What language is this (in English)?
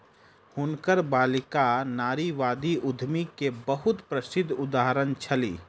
Maithili